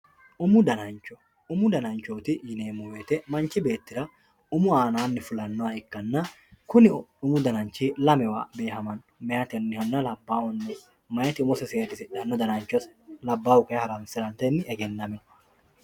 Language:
Sidamo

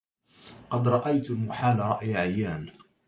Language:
Arabic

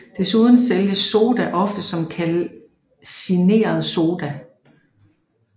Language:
Danish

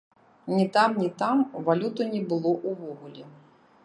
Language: Belarusian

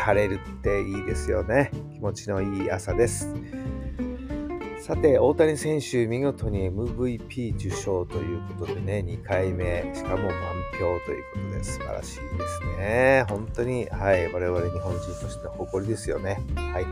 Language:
Japanese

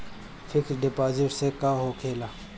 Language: Bhojpuri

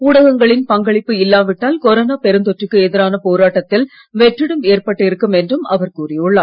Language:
Tamil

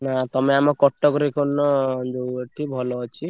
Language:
Odia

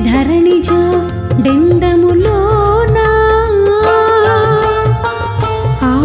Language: Telugu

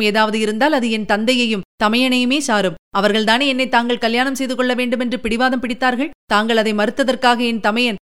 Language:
Tamil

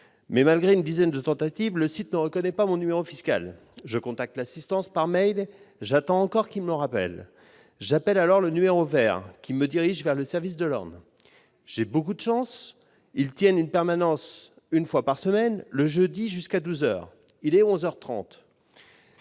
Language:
French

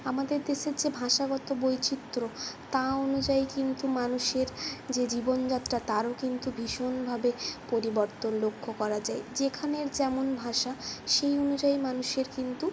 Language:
Bangla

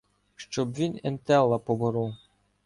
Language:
Ukrainian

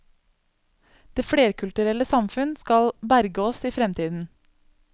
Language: Norwegian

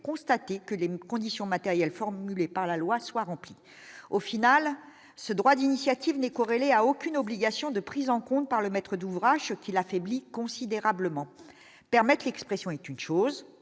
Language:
French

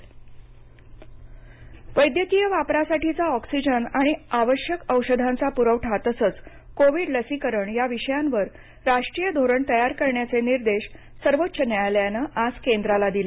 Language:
Marathi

